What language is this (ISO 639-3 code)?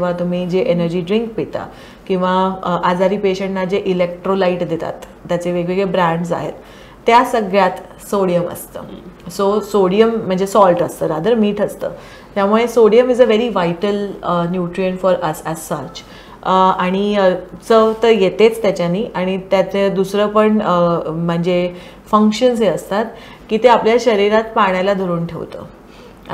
mar